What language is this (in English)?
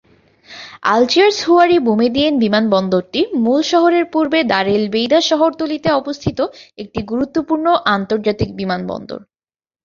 Bangla